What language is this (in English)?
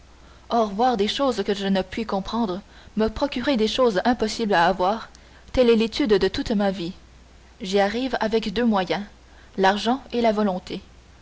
French